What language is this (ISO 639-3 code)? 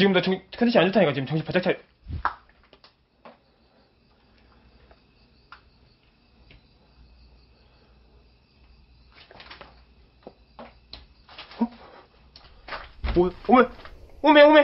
kor